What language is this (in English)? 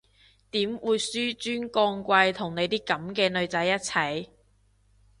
Cantonese